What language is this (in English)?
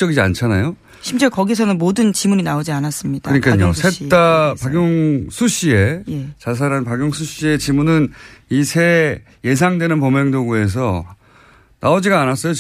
Korean